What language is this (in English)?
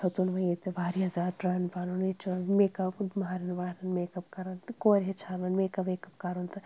Kashmiri